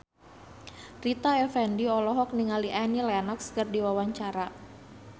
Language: Sundanese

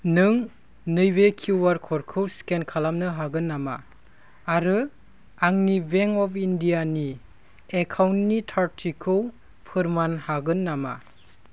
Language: Bodo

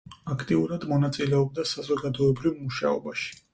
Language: Georgian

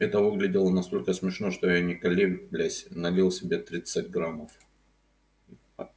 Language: Russian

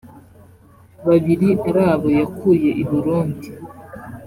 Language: Kinyarwanda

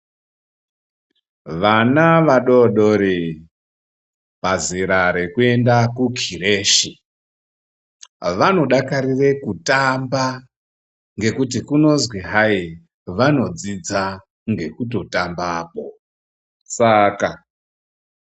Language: Ndau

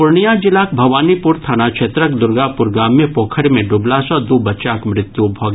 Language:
Maithili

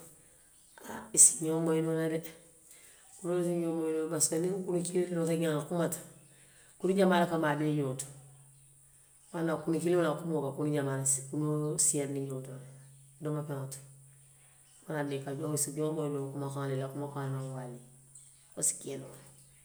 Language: Western Maninkakan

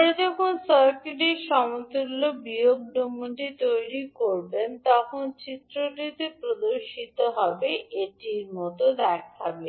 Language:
Bangla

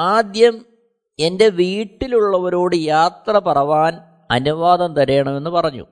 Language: Malayalam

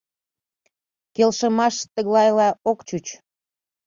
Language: Mari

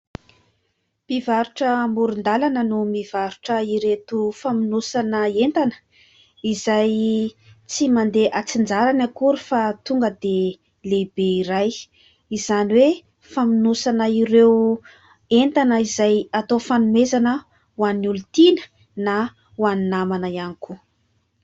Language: Malagasy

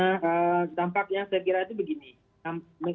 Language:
Indonesian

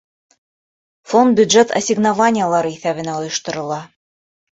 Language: Bashkir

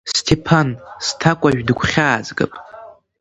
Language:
Abkhazian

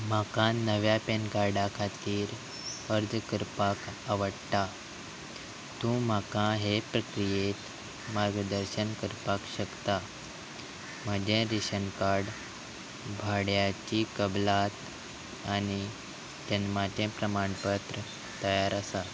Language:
Konkani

